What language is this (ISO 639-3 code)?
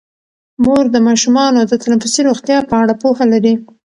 pus